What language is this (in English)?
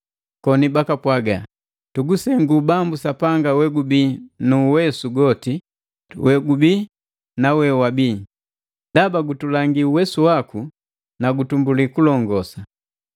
Matengo